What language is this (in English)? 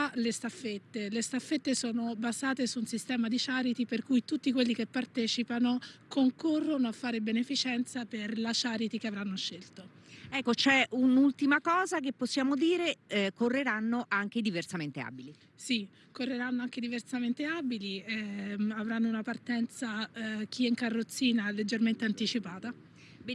Italian